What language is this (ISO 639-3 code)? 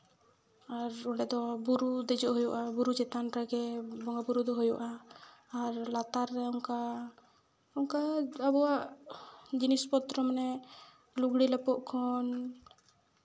sat